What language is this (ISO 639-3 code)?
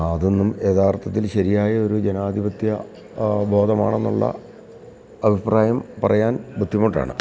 mal